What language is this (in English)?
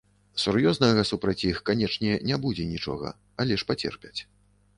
Belarusian